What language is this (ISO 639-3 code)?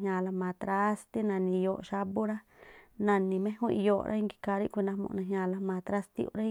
tpl